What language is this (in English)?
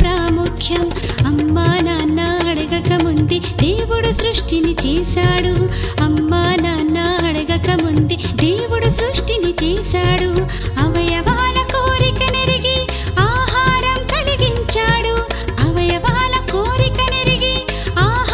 Telugu